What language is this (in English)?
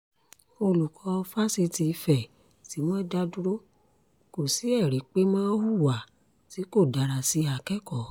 Yoruba